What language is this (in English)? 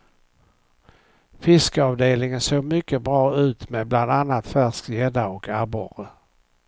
Swedish